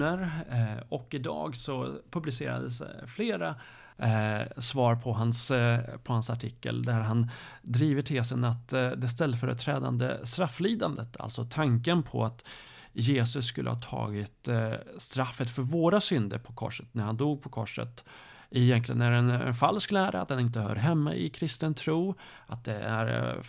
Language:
Swedish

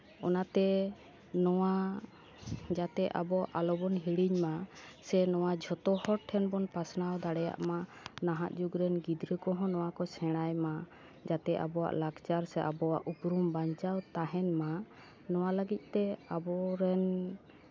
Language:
Santali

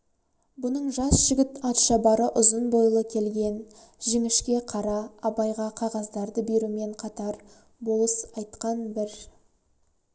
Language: Kazakh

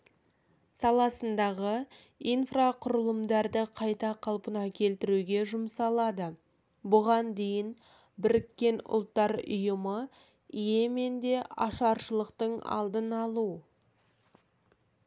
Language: Kazakh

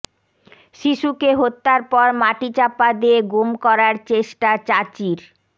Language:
Bangla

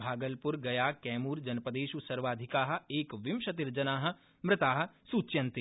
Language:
Sanskrit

